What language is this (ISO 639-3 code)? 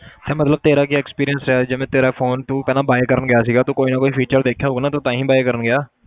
pan